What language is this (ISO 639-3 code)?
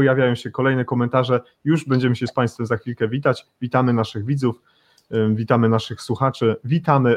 pol